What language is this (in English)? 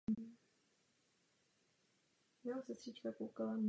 Czech